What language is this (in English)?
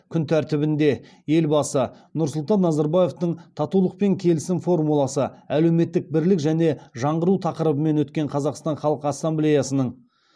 Kazakh